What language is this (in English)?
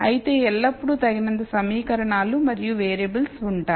Telugu